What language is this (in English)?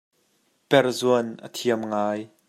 Hakha Chin